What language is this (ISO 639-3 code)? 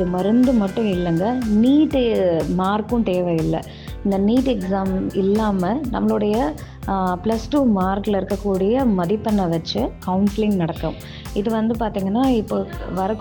tam